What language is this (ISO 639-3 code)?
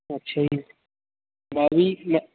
pan